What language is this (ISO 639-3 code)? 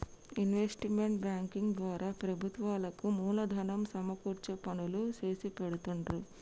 tel